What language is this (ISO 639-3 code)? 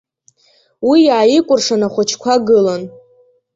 abk